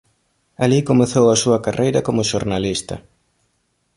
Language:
Galician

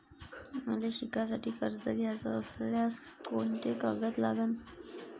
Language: Marathi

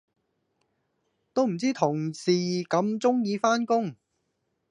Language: Cantonese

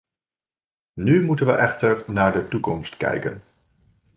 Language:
Dutch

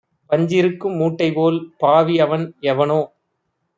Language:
Tamil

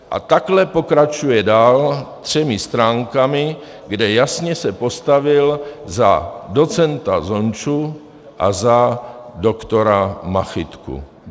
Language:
Czech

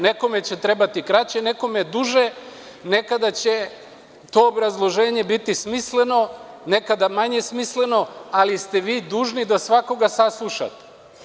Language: Serbian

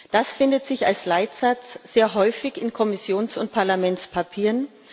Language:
German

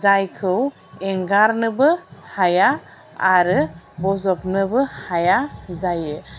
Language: Bodo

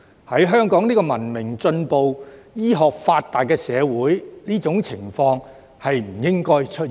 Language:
Cantonese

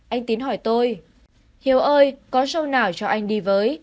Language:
Vietnamese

